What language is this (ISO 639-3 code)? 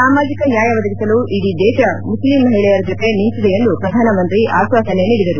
kan